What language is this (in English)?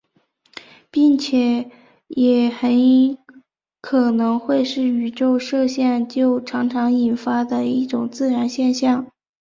Chinese